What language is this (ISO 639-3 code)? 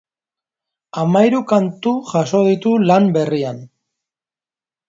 eus